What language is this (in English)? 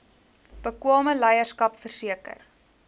Afrikaans